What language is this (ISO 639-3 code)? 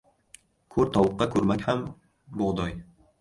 uzb